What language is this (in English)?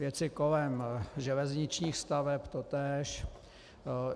Czech